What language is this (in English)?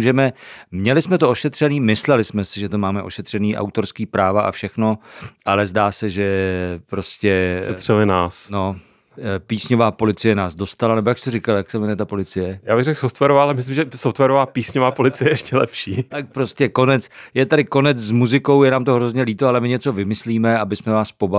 Czech